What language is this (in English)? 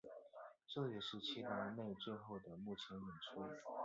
Chinese